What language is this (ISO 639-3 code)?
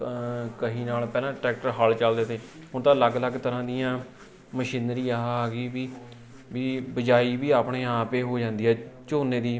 pan